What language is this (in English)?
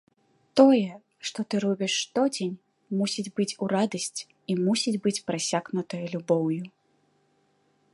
Belarusian